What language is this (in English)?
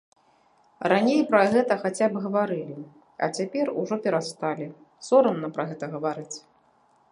Belarusian